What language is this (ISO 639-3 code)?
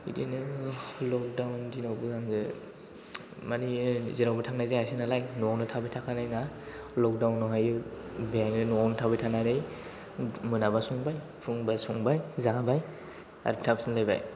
brx